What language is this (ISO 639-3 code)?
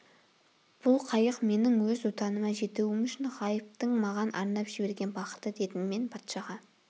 kaz